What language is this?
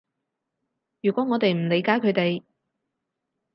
Cantonese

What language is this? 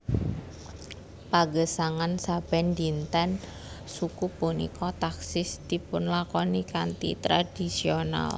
Javanese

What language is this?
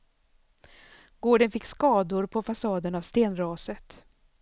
Swedish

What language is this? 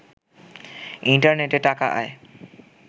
Bangla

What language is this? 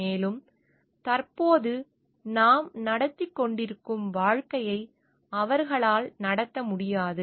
Tamil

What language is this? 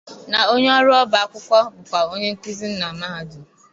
Igbo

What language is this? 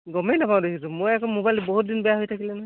Assamese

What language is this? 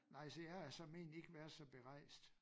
Danish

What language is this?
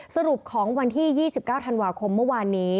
Thai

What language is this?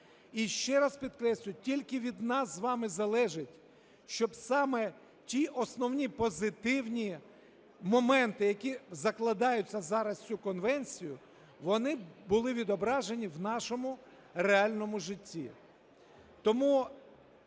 Ukrainian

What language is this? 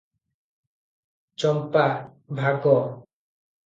Odia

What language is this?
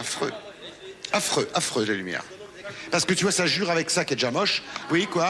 French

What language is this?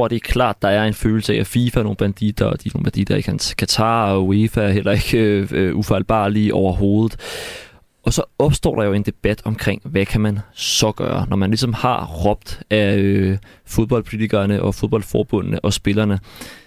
Danish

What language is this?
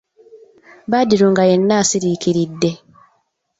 Ganda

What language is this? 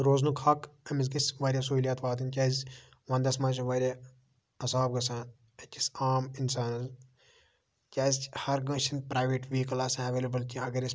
Kashmiri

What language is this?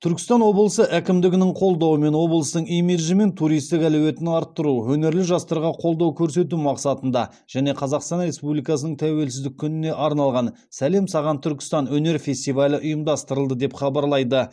Kazakh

